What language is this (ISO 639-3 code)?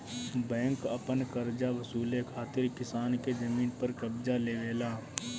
bho